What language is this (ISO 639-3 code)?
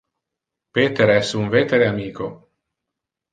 ina